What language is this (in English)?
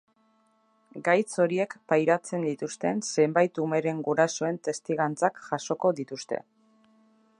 Basque